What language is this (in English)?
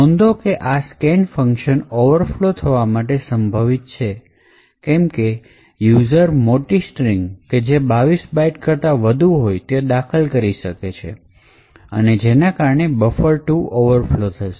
Gujarati